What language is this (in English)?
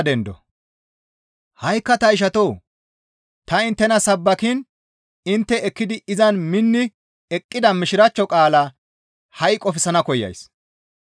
Gamo